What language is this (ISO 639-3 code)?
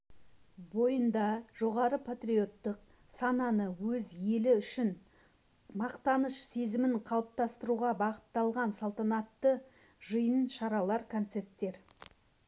kaz